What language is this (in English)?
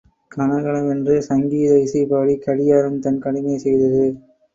Tamil